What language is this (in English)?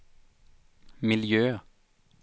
Swedish